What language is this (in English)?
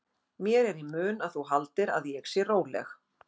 Icelandic